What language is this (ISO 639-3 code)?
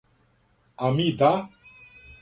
srp